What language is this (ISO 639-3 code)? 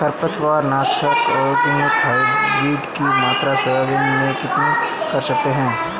hin